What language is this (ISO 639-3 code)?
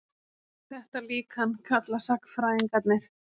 isl